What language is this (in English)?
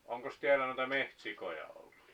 Finnish